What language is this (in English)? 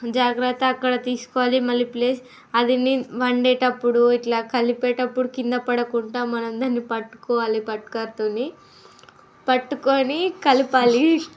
Telugu